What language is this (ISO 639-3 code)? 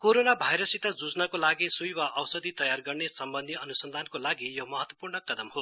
nep